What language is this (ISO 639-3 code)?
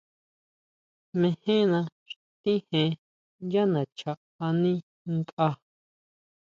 mau